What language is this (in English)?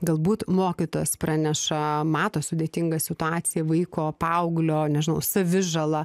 Lithuanian